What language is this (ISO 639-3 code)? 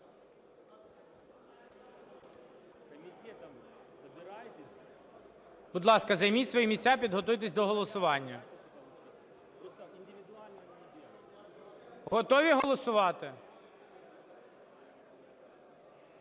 ukr